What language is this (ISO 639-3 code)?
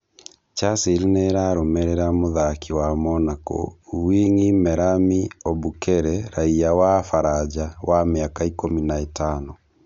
kik